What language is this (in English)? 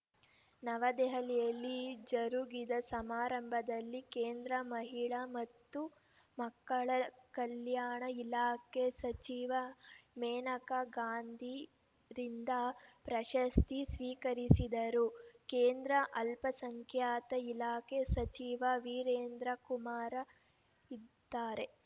Kannada